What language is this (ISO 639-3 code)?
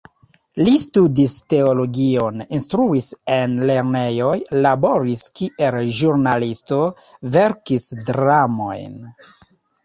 epo